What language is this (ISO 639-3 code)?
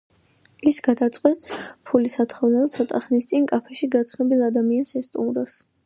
kat